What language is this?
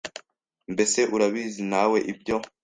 Kinyarwanda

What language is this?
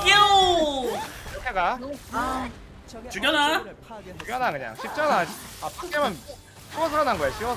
Korean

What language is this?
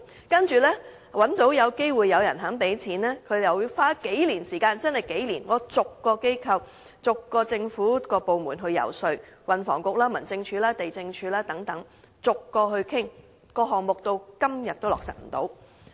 Cantonese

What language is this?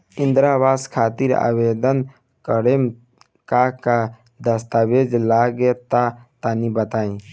Bhojpuri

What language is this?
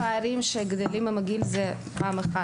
Hebrew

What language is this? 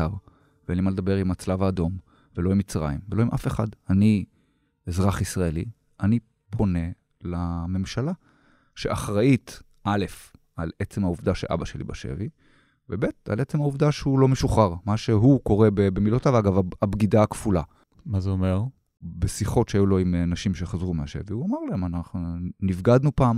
Hebrew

